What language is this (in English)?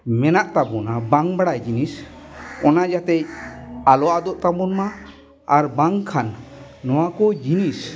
Santali